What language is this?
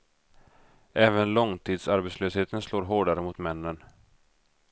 Swedish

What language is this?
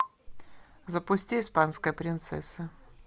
Russian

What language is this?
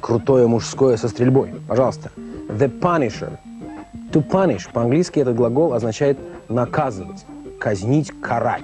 Russian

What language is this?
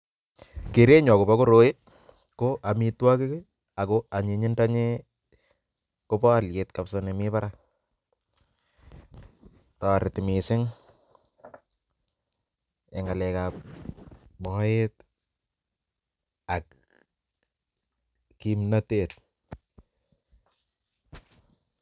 Kalenjin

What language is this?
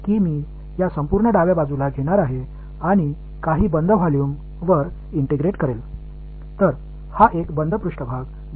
Tamil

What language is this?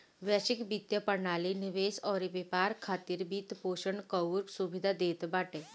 Bhojpuri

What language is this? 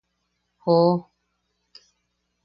Yaqui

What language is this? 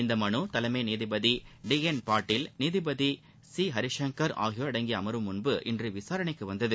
Tamil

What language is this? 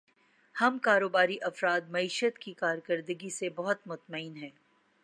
Urdu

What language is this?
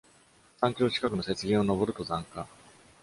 Japanese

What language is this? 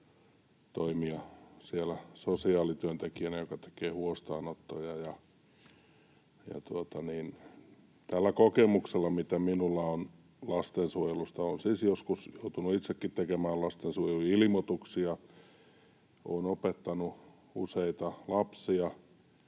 Finnish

